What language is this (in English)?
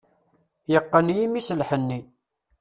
Kabyle